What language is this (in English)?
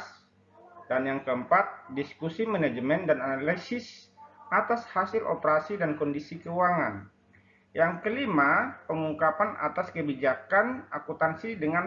Indonesian